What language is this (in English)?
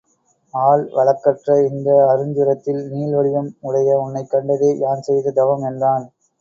Tamil